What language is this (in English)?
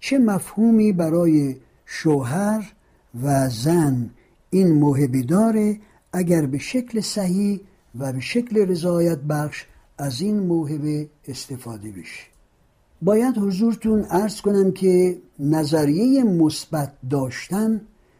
Persian